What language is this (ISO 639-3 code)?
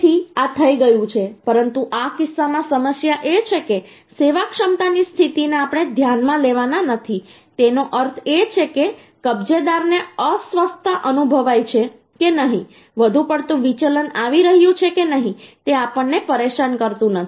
guj